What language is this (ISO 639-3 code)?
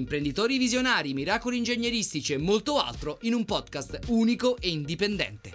ita